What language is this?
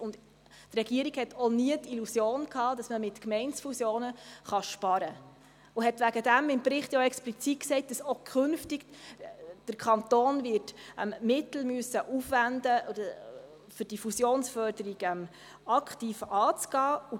Swiss German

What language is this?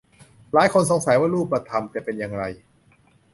Thai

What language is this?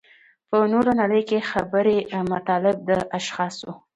Pashto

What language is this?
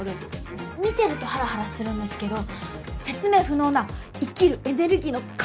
Japanese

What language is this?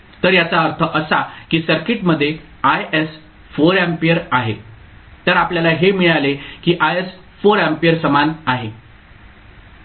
Marathi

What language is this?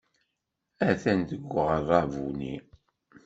Kabyle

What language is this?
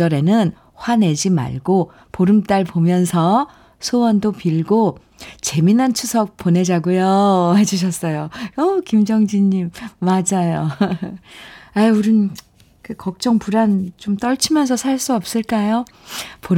Korean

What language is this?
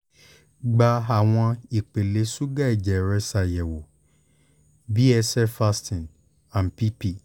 Yoruba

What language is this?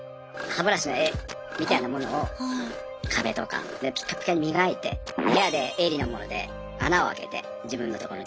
Japanese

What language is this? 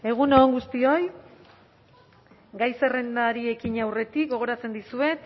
Basque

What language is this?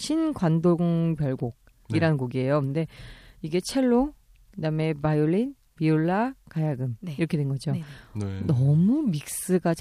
Korean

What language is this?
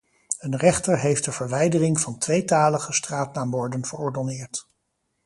Dutch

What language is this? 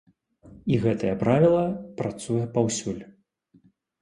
Belarusian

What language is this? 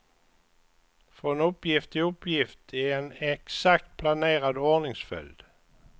Swedish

